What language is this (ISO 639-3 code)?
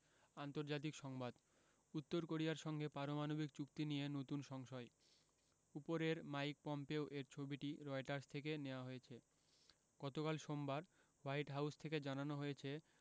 ben